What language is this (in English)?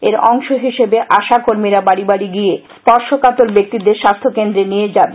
Bangla